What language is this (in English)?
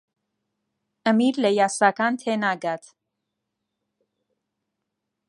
Central Kurdish